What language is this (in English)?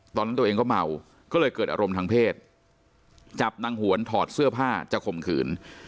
Thai